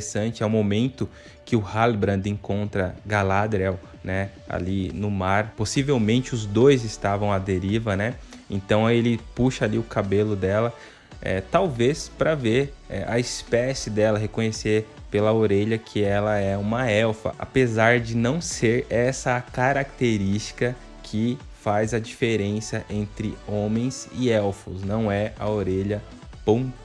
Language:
Portuguese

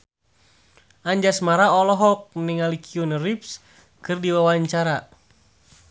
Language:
Sundanese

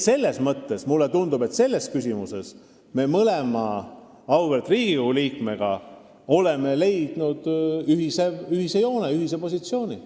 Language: Estonian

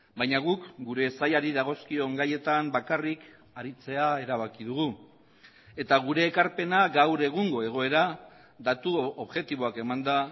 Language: Basque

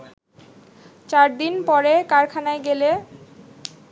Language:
Bangla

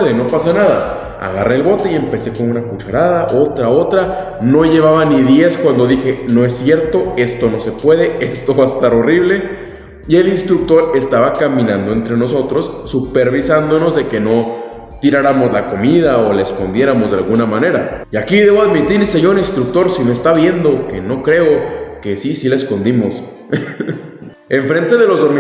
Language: Spanish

